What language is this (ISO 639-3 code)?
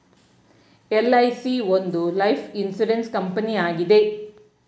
kan